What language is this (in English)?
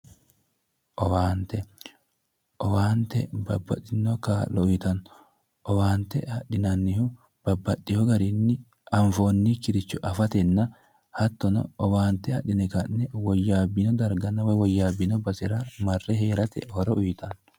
Sidamo